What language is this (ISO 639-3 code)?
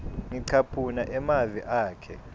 ssw